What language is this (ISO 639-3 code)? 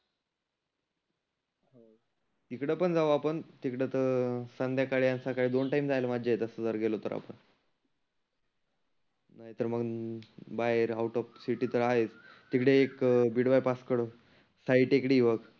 mar